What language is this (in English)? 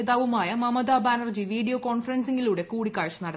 Malayalam